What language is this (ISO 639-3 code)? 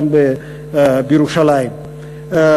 heb